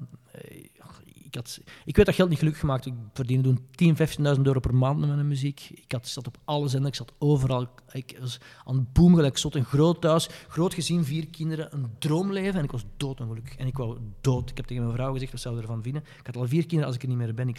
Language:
Dutch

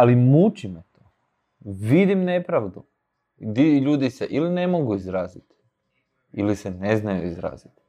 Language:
Croatian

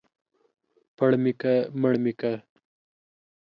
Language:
Pashto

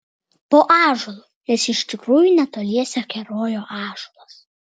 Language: Lithuanian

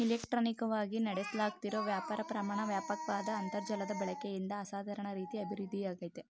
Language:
Kannada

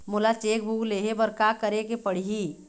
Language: Chhattisgarhi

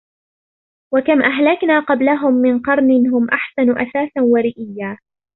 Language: Arabic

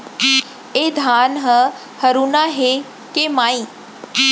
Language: Chhattisgarhi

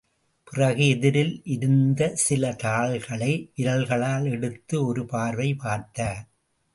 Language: Tamil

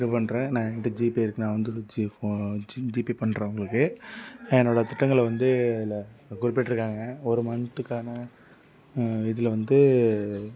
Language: Tamil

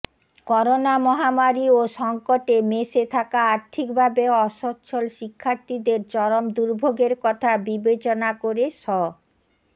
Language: Bangla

